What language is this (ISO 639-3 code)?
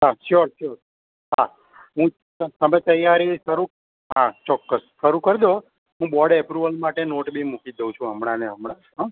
guj